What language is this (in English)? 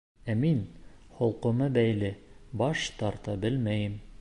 Bashkir